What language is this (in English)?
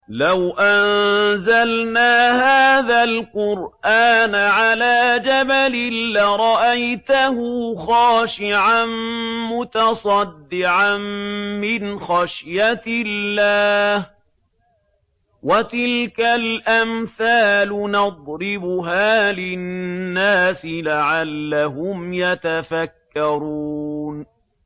Arabic